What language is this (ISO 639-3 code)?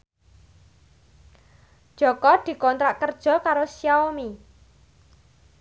jav